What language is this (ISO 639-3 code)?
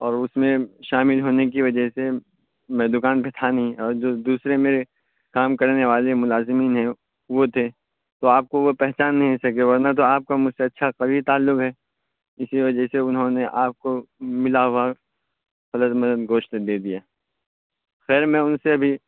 urd